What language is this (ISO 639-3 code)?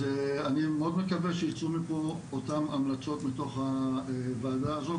heb